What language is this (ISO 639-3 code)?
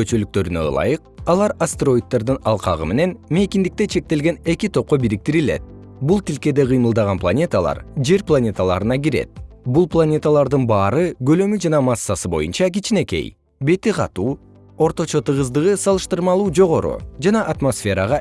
kir